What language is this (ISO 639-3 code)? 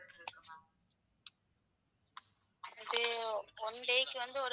tam